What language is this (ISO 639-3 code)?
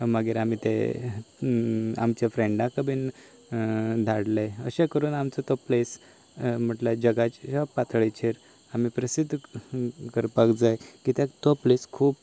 kok